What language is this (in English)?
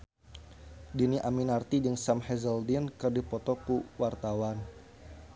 Sundanese